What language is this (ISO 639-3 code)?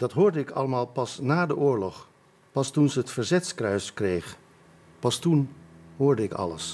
nld